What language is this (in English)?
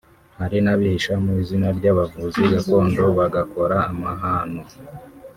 Kinyarwanda